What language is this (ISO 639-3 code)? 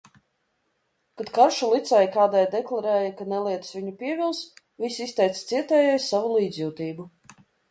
lav